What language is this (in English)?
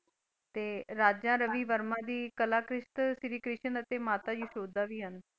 Punjabi